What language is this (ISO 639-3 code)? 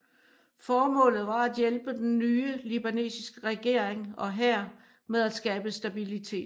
dan